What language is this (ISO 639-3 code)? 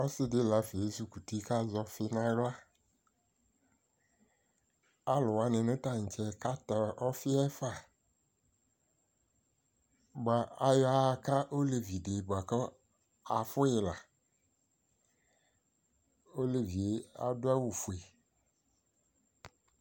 kpo